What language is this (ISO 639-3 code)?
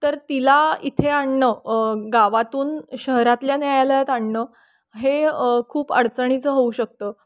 mar